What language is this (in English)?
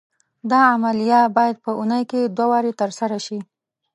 Pashto